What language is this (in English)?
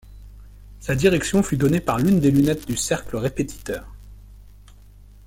French